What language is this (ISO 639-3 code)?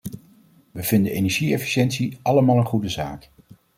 nld